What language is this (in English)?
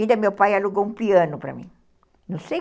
Portuguese